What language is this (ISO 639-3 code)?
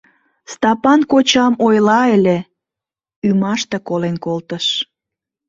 chm